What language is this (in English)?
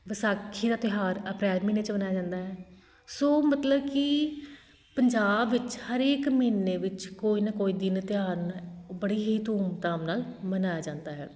Punjabi